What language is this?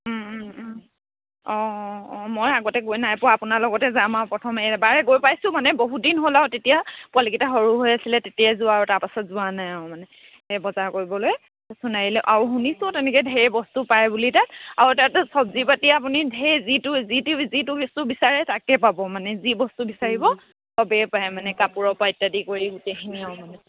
Assamese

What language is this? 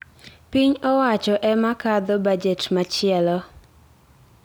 Luo (Kenya and Tanzania)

